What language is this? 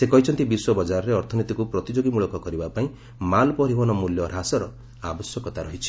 Odia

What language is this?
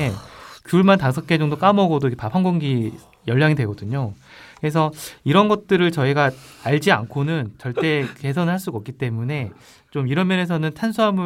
Korean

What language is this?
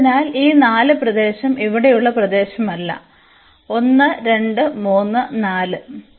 Malayalam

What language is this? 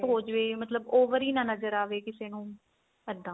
Punjabi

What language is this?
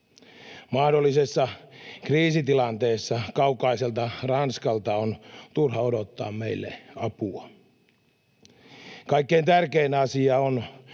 Finnish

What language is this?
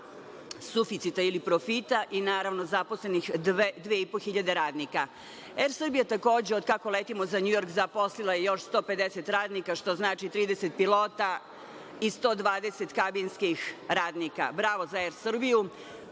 Serbian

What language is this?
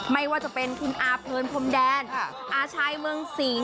Thai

